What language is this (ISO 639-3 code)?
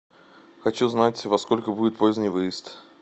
rus